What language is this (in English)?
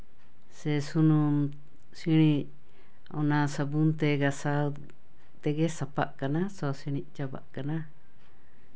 Santali